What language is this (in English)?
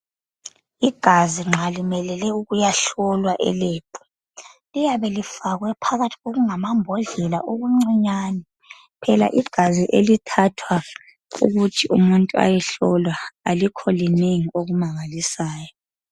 North Ndebele